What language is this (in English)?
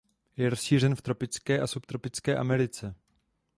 Czech